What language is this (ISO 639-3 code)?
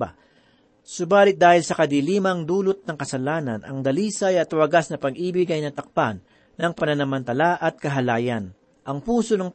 fil